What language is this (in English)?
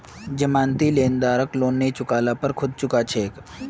Magahi